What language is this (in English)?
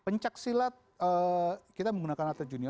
Indonesian